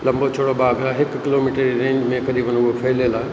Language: Sindhi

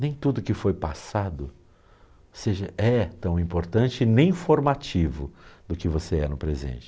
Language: Portuguese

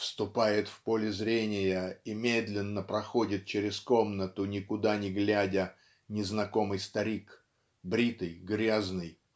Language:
Russian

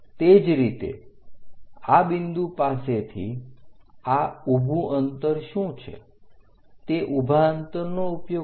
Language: Gujarati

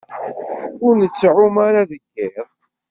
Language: Kabyle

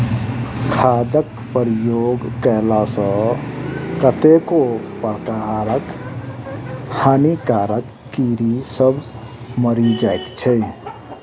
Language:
Maithili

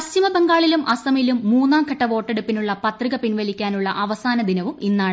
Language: Malayalam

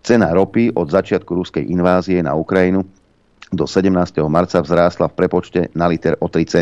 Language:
Slovak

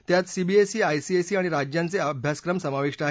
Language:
Marathi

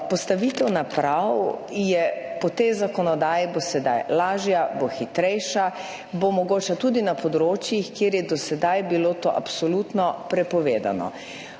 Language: Slovenian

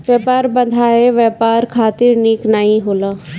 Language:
Bhojpuri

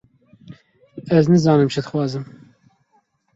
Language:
Kurdish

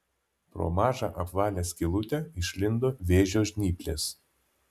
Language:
Lithuanian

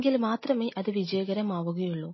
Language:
Malayalam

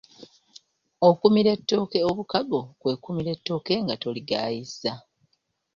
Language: Ganda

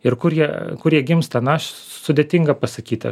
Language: Lithuanian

